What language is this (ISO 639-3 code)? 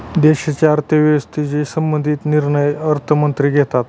mar